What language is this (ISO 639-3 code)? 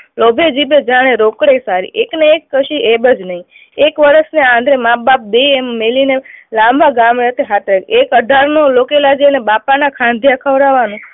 guj